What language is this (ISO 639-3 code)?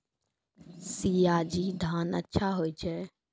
mai